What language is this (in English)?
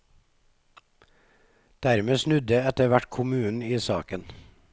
Norwegian